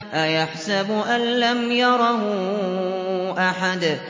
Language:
Arabic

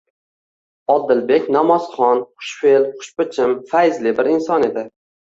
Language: Uzbek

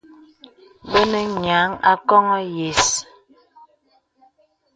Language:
Bebele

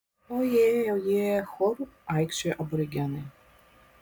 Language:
Lithuanian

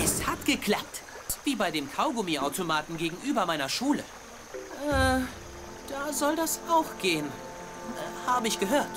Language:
German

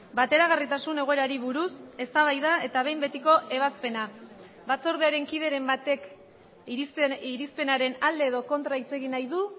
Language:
Basque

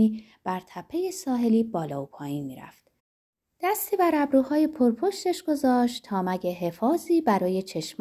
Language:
Persian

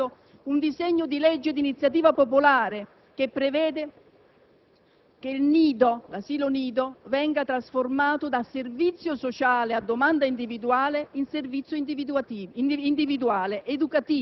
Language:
Italian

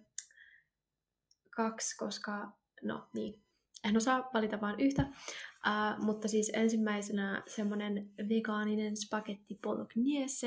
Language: Finnish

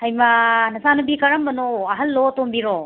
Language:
Manipuri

